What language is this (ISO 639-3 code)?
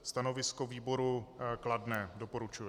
ces